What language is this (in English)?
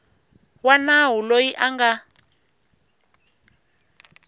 Tsonga